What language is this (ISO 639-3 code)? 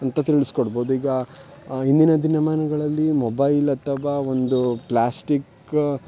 kan